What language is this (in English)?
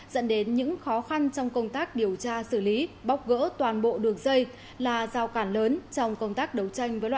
Vietnamese